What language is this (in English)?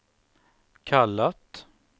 Swedish